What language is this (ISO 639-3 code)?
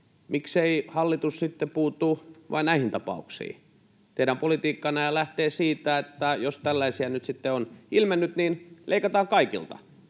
fin